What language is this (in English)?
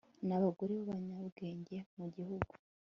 Kinyarwanda